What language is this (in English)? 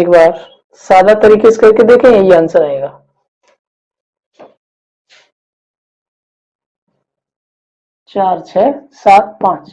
Hindi